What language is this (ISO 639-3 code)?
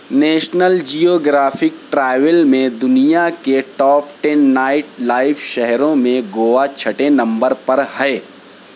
urd